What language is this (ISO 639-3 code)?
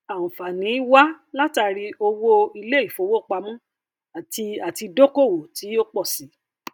yor